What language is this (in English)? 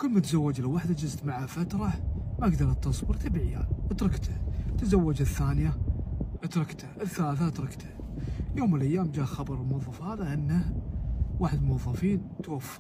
Arabic